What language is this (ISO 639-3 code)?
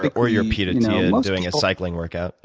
eng